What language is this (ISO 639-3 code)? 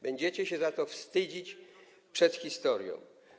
pol